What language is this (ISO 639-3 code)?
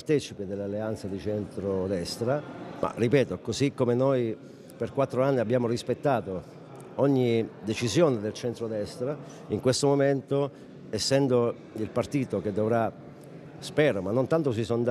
ita